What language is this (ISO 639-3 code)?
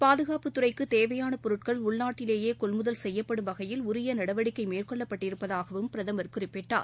tam